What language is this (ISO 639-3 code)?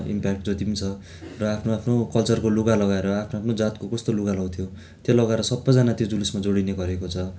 nep